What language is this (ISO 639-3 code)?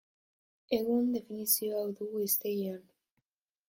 eus